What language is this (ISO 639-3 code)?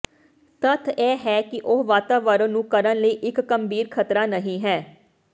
pan